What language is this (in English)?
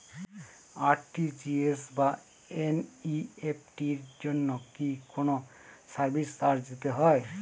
Bangla